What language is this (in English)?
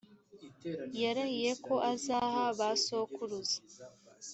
Kinyarwanda